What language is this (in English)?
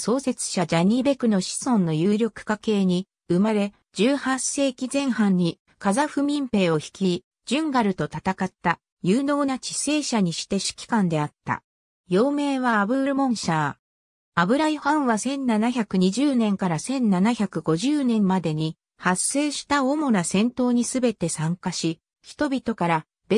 Japanese